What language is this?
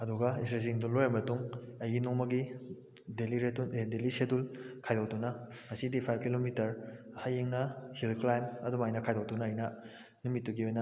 Manipuri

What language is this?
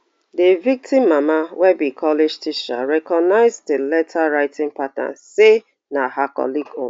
Nigerian Pidgin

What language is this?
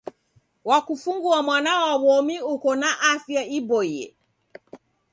Taita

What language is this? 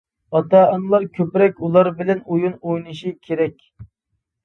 Uyghur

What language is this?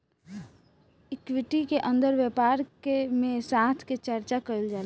Bhojpuri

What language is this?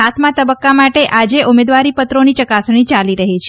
Gujarati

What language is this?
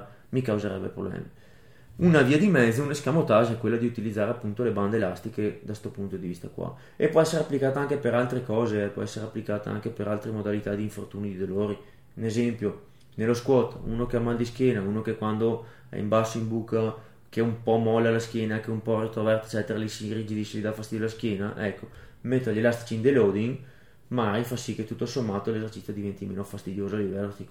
Italian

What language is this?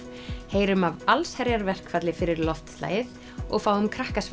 Icelandic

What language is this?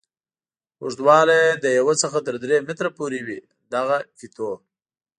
Pashto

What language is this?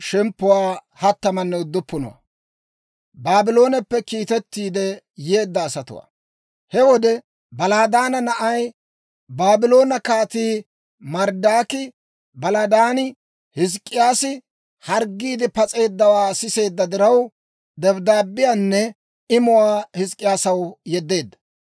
Dawro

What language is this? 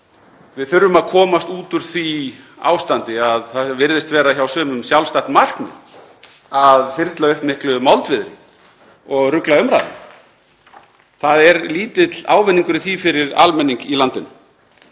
Icelandic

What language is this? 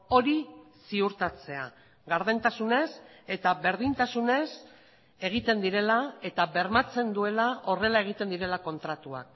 Basque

